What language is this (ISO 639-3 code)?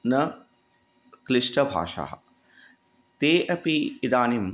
san